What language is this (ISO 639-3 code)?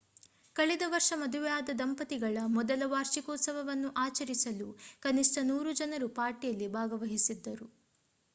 kan